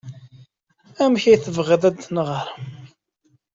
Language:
Kabyle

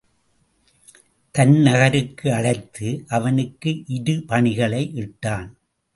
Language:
Tamil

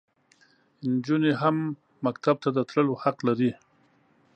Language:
Pashto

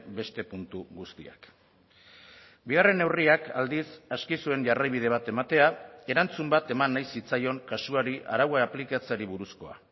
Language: Basque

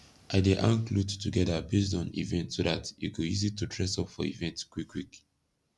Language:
Nigerian Pidgin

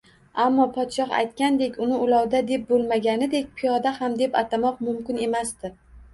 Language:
Uzbek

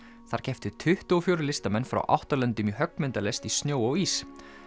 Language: Icelandic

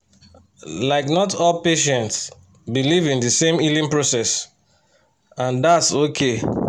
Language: Nigerian Pidgin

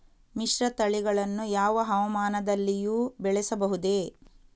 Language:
Kannada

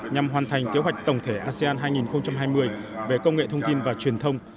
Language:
Vietnamese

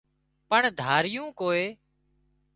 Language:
Wadiyara Koli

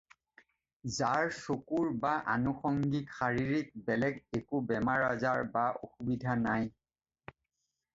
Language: Assamese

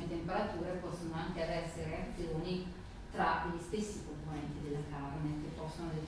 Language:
Italian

